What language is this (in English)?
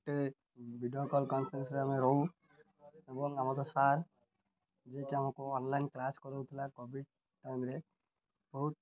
Odia